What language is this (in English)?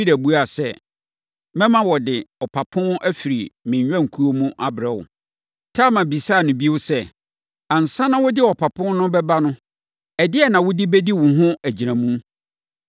Akan